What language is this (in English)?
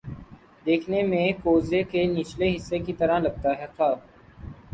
Urdu